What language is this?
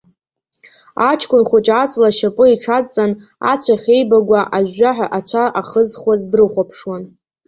Abkhazian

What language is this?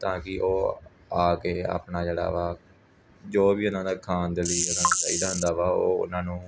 Punjabi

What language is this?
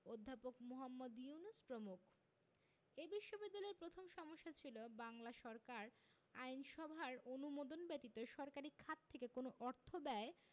Bangla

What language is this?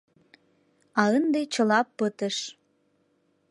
Mari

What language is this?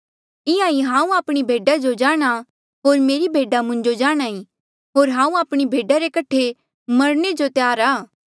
Mandeali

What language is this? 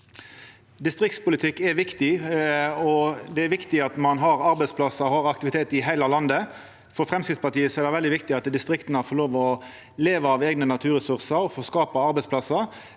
Norwegian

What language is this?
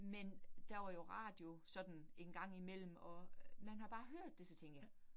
Danish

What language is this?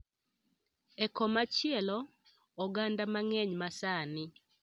Luo (Kenya and Tanzania)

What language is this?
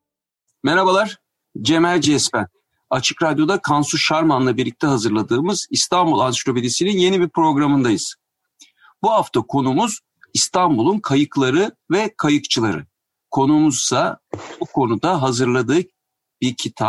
Turkish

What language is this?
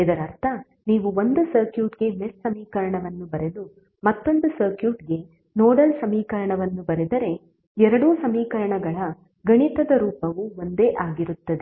Kannada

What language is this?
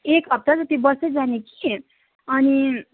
Nepali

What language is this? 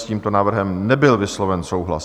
Czech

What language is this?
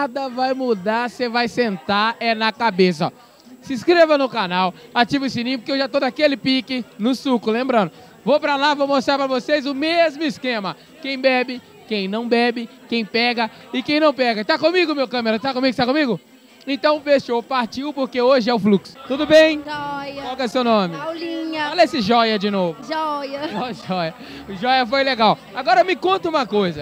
Portuguese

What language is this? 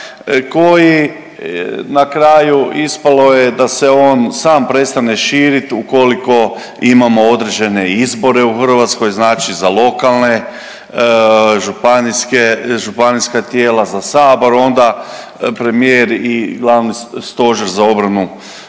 Croatian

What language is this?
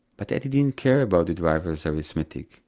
English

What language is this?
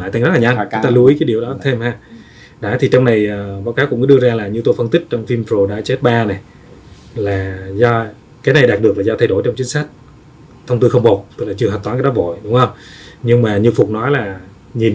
Vietnamese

